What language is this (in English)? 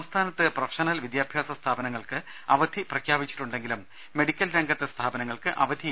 Malayalam